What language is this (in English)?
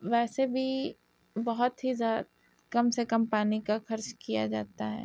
Urdu